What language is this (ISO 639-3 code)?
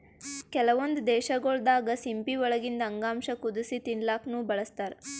kan